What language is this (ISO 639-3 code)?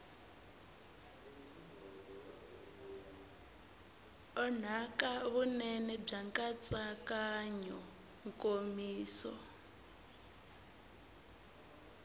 tso